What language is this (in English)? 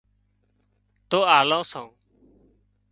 Wadiyara Koli